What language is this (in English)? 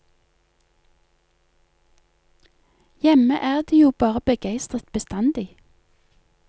Norwegian